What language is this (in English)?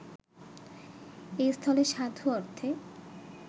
Bangla